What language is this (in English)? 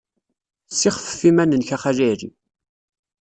Kabyle